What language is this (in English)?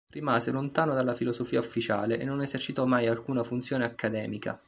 Italian